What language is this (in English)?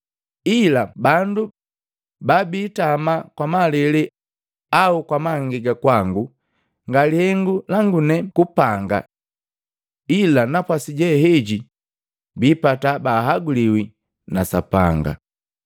Matengo